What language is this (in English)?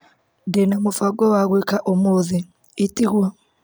Kikuyu